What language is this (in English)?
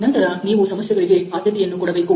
Kannada